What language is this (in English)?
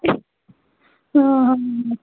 Kannada